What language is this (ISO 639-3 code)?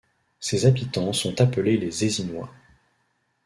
fra